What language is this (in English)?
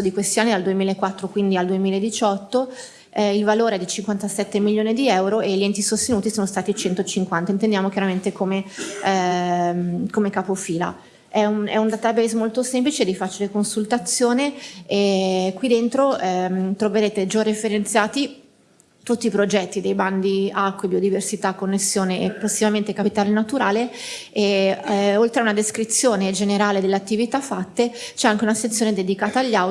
Italian